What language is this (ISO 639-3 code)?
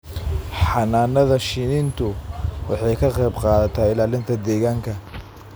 som